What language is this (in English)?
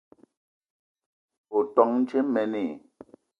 Eton (Cameroon)